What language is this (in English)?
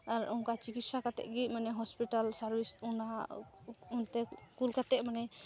Santali